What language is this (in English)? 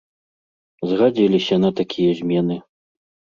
Belarusian